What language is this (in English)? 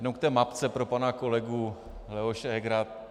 Czech